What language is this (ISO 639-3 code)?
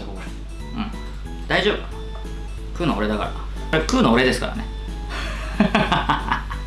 jpn